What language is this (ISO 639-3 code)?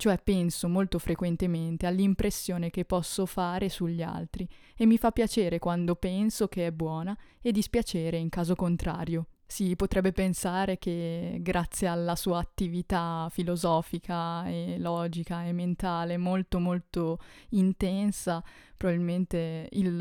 ita